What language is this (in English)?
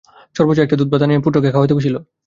Bangla